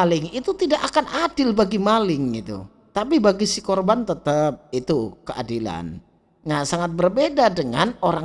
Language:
Indonesian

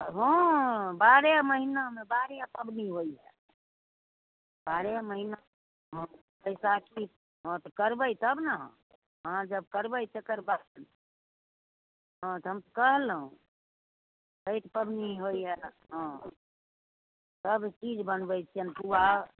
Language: Maithili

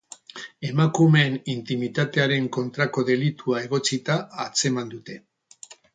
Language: Basque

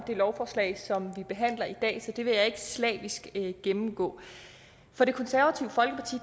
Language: Danish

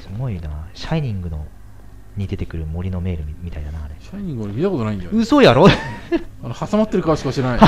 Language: Japanese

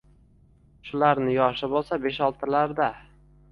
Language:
Uzbek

